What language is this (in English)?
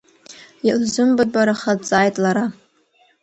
Abkhazian